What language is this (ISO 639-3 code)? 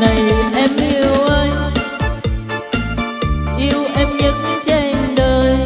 vie